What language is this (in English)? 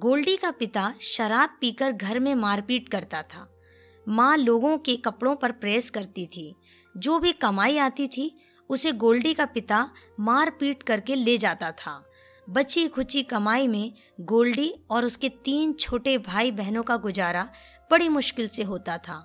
Hindi